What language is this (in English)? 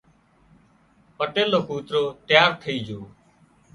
Wadiyara Koli